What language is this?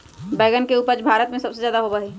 Magahi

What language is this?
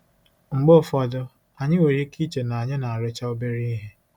Igbo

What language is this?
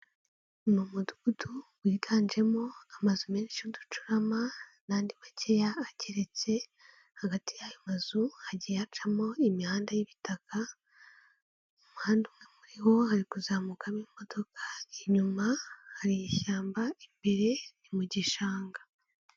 Kinyarwanda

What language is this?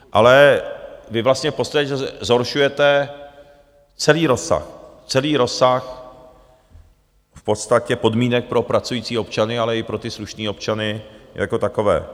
Czech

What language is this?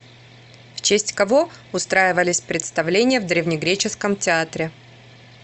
Russian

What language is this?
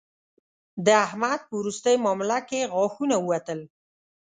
Pashto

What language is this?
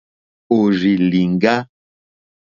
Mokpwe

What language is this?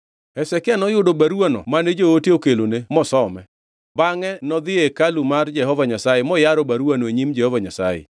Luo (Kenya and Tanzania)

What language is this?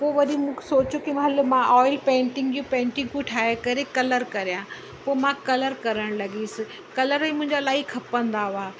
Sindhi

